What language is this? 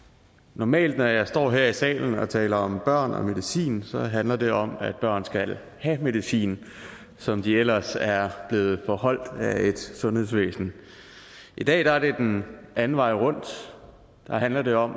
Danish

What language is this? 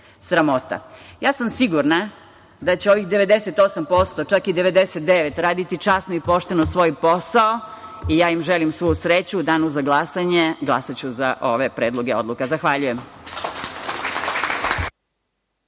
Serbian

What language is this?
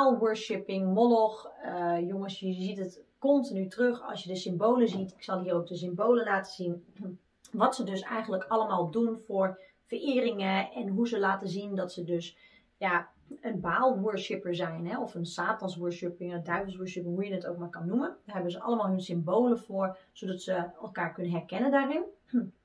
Dutch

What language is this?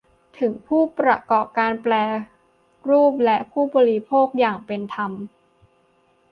Thai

